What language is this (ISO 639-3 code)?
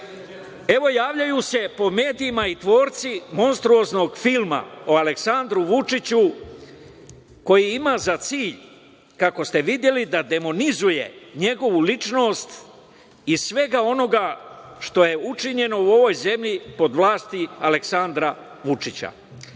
srp